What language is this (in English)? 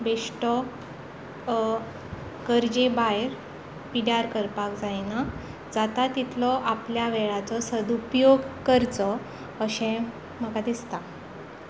Konkani